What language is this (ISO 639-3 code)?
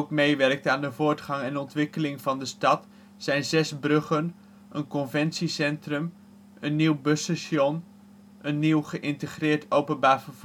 nld